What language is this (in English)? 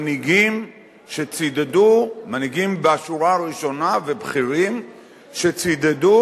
Hebrew